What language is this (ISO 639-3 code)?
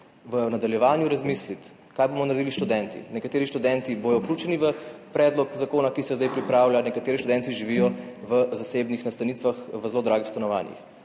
slv